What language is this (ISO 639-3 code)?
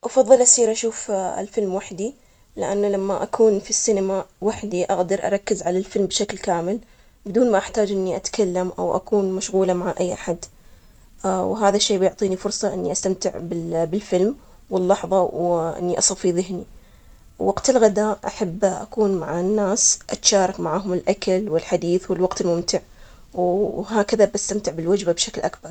acx